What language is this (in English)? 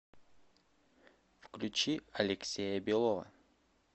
Russian